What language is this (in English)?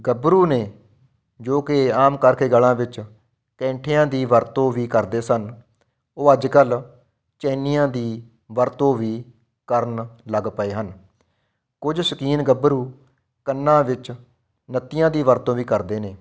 Punjabi